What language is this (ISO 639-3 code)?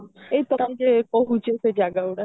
ori